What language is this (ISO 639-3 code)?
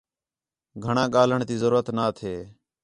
xhe